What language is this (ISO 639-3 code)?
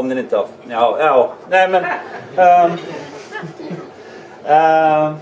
swe